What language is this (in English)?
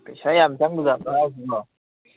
Manipuri